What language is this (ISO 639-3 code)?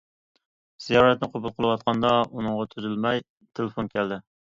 uig